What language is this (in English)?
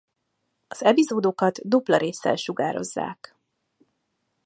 Hungarian